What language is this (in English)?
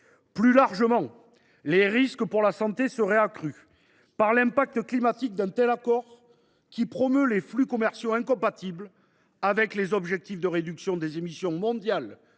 French